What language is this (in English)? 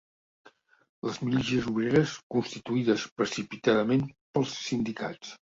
Catalan